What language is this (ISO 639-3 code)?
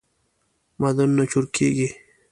pus